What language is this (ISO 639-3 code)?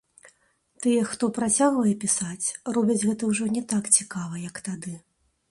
bel